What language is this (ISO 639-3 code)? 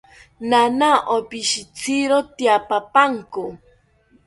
cpy